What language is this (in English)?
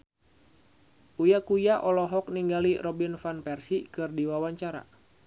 Sundanese